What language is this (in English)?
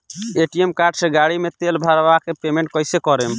Bhojpuri